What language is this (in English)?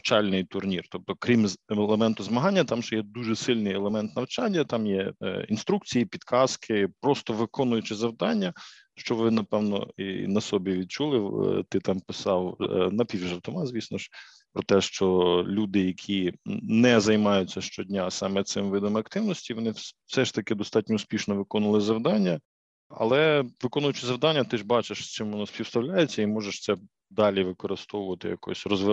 Ukrainian